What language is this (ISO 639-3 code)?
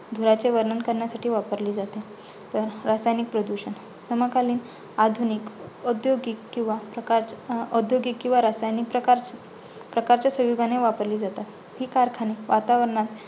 mar